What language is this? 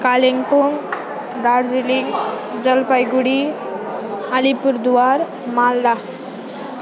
Nepali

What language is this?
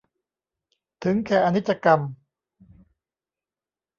Thai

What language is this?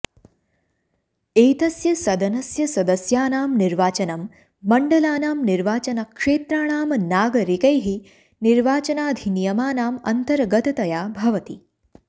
Sanskrit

